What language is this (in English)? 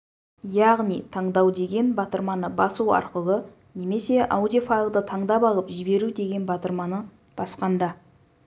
Kazakh